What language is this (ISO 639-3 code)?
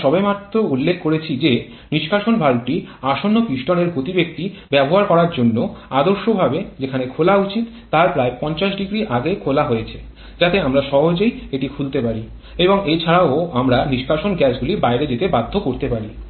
ben